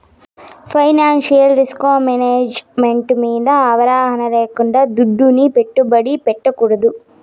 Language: Telugu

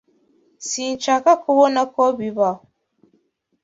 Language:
Kinyarwanda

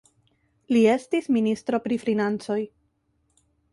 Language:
Esperanto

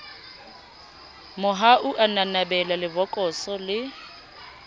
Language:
Southern Sotho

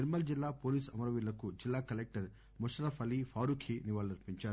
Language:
Telugu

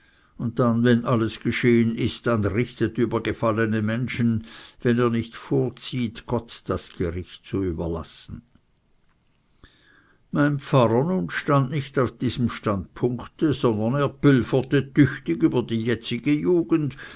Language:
German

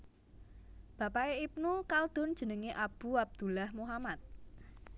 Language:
Javanese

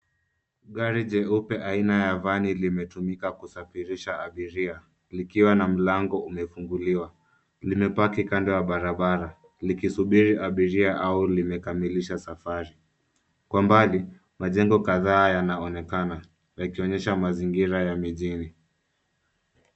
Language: Swahili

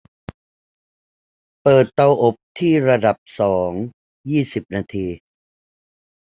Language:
Thai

